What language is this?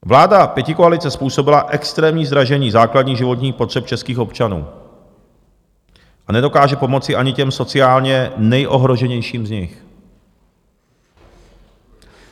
Czech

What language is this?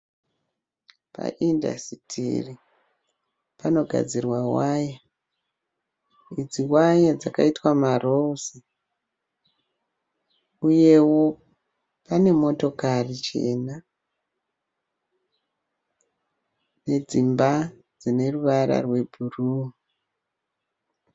Shona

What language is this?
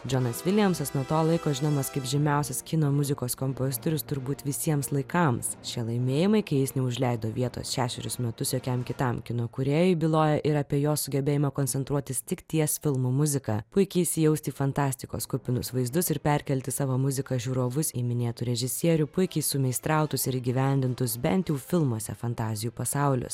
Lithuanian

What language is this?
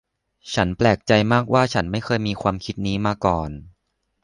Thai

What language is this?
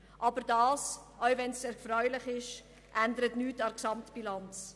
Swiss German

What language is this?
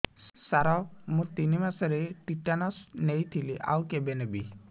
Odia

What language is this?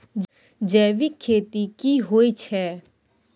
Maithili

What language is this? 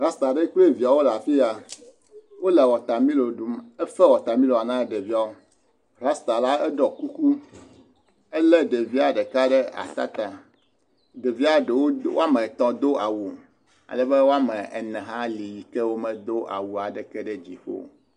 Ewe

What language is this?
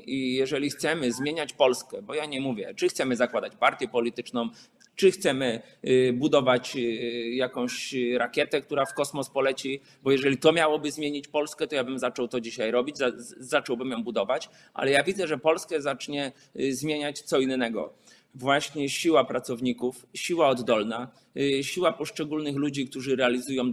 Polish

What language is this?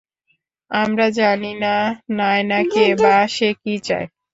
Bangla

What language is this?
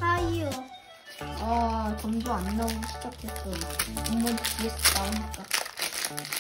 Korean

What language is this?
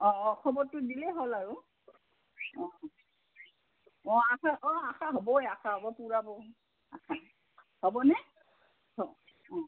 Assamese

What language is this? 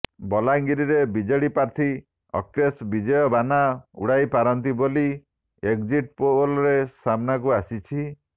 Odia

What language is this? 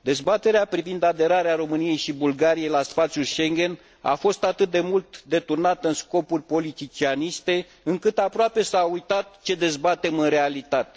Romanian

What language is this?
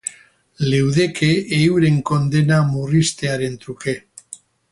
Basque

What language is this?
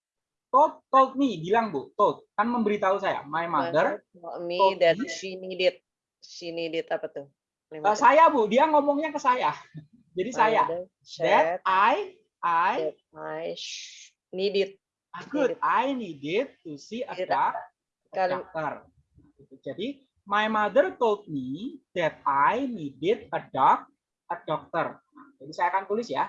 Indonesian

